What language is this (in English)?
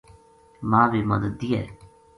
Gujari